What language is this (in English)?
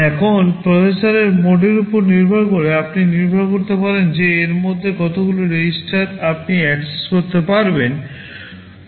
Bangla